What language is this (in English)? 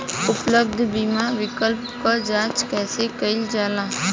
Bhojpuri